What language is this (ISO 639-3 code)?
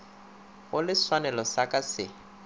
nso